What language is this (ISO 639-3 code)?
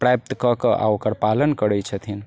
mai